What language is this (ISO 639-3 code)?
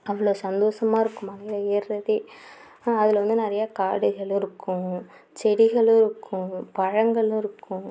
tam